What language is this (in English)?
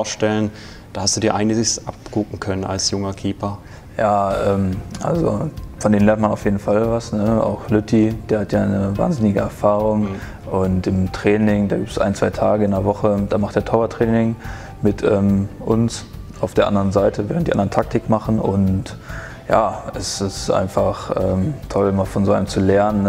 German